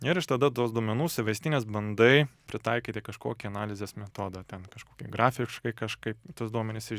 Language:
Lithuanian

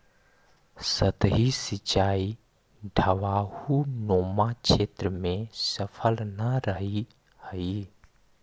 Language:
Magahi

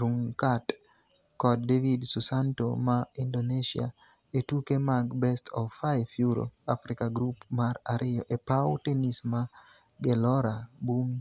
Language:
Luo (Kenya and Tanzania)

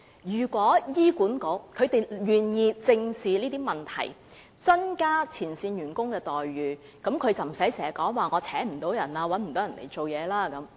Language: Cantonese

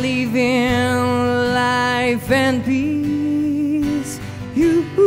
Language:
English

